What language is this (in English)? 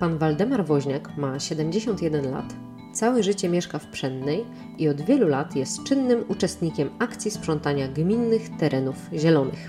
Polish